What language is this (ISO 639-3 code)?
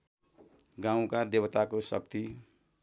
nep